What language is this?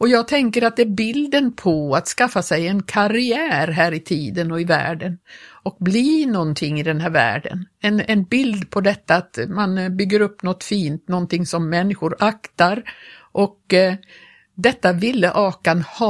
Swedish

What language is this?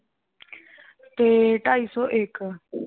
Punjabi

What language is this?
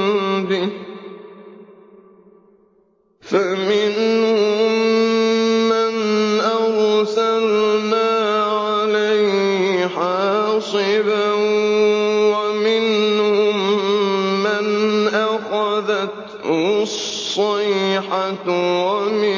Arabic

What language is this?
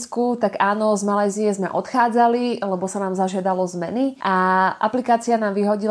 Slovak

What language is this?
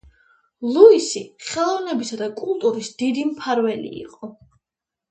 Georgian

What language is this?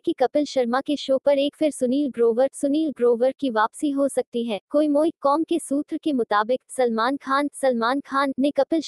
Hindi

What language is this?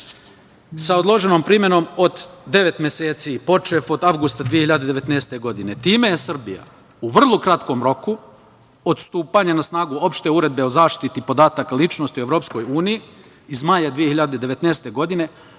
Serbian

